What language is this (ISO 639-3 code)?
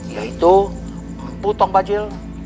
ind